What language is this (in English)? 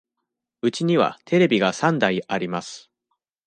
Japanese